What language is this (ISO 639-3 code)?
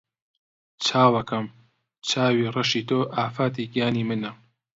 ckb